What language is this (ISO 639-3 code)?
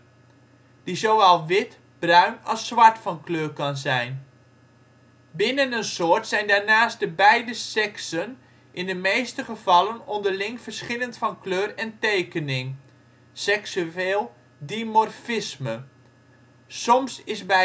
nld